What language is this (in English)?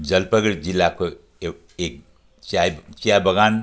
Nepali